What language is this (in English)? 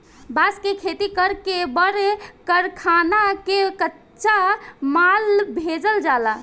Bhojpuri